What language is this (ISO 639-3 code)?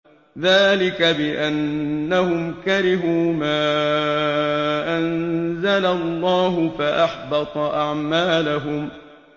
ara